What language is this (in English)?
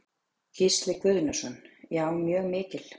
Icelandic